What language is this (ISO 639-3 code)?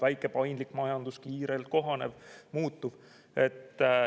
est